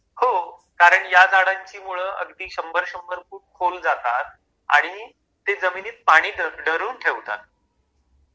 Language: Marathi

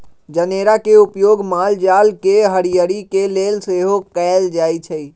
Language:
Magahi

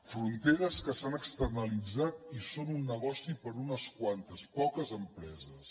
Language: Catalan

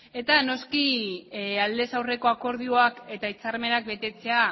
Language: Basque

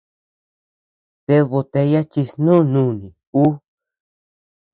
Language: Tepeuxila Cuicatec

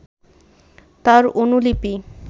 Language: Bangla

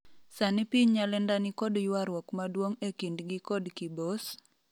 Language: Luo (Kenya and Tanzania)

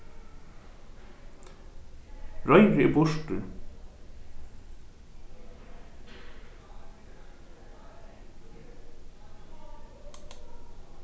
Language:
Faroese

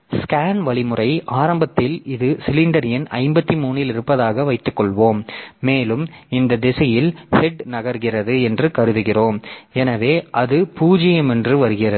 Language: Tamil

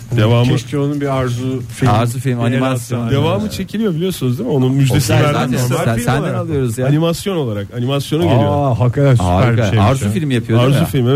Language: Turkish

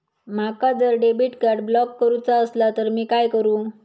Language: Marathi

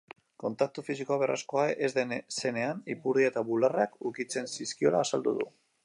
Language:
Basque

